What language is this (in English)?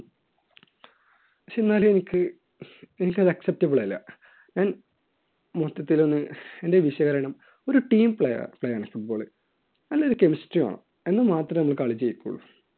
Malayalam